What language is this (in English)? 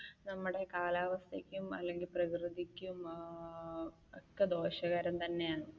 Malayalam